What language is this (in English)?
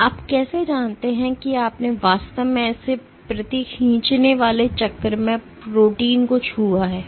Hindi